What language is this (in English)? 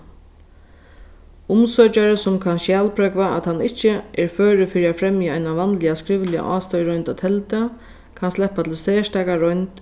Faroese